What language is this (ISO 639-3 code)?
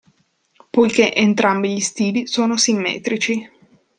ita